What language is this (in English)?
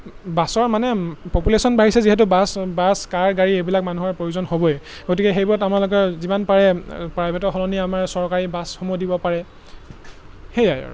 Assamese